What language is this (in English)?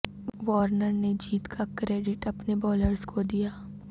Urdu